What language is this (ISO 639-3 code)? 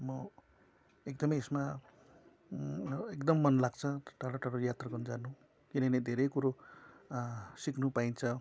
nep